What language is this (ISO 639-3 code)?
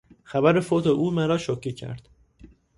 fas